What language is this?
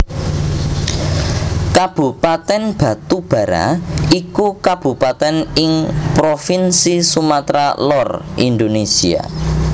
Javanese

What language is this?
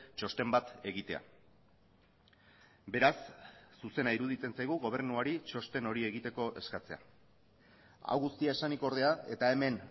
Basque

